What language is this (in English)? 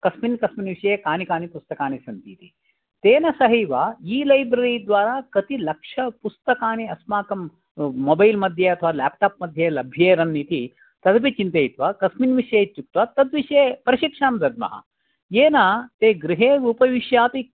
Sanskrit